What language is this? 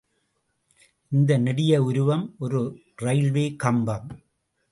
Tamil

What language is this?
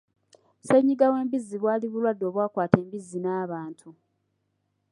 Ganda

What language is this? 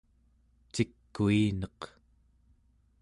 Central Yupik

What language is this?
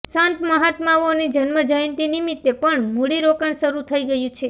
Gujarati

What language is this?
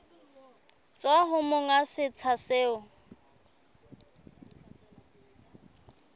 Southern Sotho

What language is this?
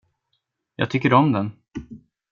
Swedish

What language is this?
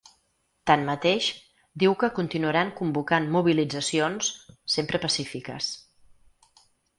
Catalan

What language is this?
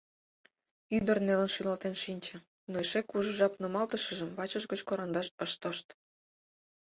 Mari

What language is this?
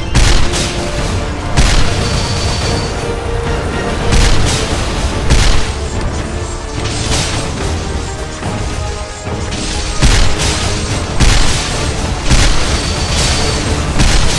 Korean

